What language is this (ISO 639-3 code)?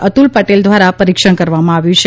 guj